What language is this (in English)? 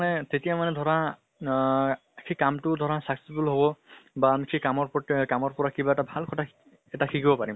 Assamese